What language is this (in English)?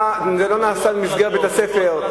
Hebrew